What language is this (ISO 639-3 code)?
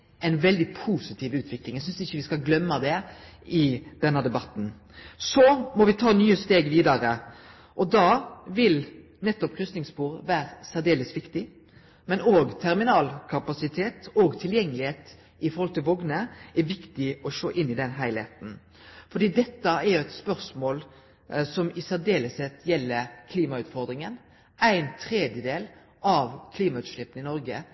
nno